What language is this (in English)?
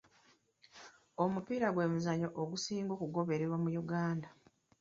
Ganda